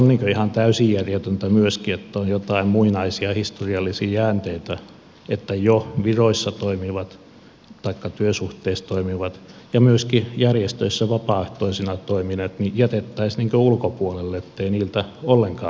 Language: Finnish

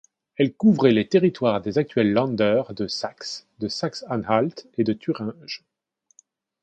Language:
French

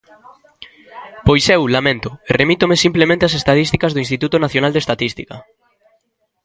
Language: Galician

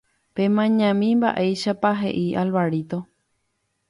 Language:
Guarani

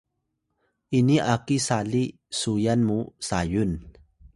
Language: Atayal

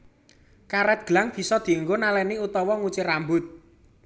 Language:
Javanese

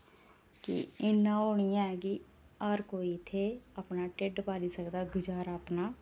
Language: Dogri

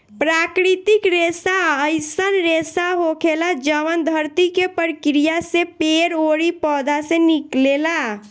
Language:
Bhojpuri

